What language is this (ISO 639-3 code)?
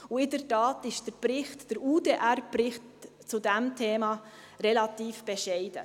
gsw